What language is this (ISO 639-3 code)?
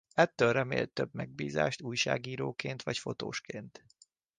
hun